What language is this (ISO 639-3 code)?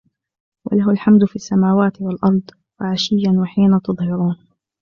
ara